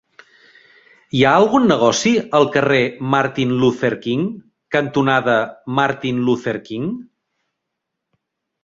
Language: Catalan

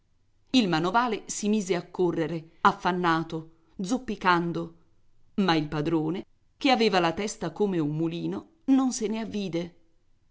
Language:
Italian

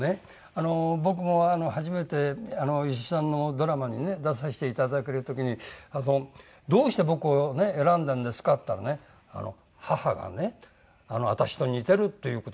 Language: Japanese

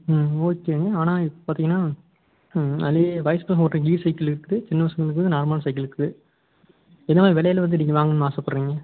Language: Tamil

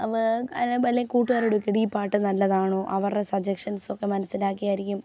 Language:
Malayalam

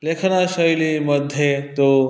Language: Sanskrit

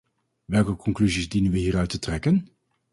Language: Dutch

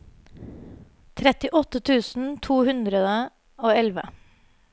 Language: Norwegian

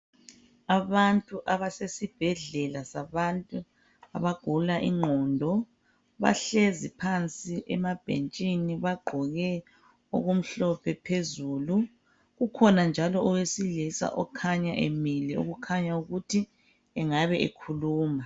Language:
North Ndebele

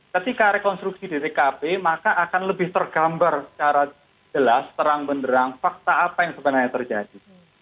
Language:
Indonesian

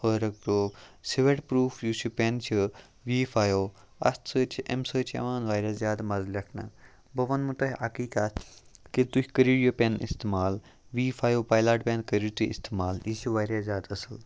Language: Kashmiri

